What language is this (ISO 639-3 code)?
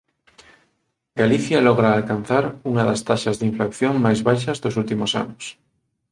glg